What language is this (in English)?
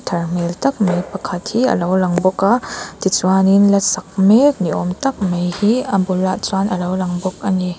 Mizo